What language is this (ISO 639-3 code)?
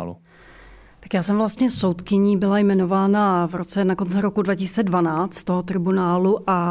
ces